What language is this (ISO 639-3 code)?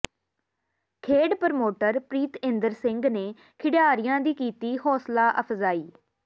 pan